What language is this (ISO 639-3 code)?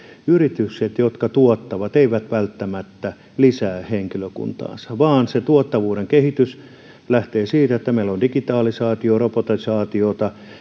fin